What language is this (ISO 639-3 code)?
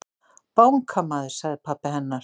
isl